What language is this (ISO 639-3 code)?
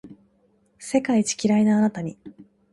jpn